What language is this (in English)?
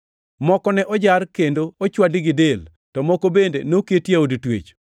Luo (Kenya and Tanzania)